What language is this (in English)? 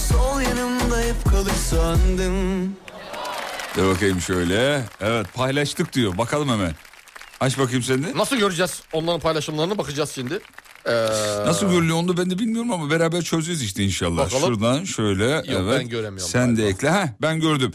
Turkish